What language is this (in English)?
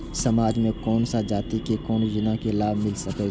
Maithili